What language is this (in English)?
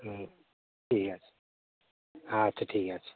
Bangla